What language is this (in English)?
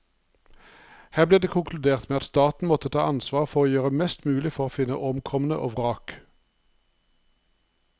Norwegian